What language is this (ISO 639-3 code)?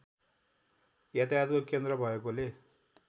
nep